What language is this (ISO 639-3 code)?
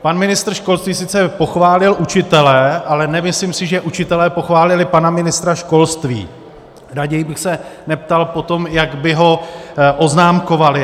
ces